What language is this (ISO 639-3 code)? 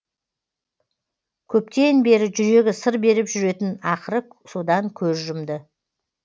kaz